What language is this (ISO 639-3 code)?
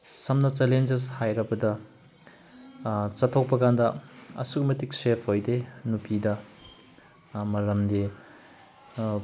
mni